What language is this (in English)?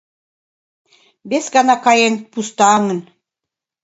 Mari